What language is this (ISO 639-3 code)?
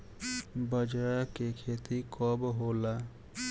bho